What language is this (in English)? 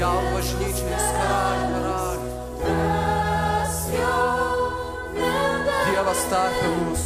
Lithuanian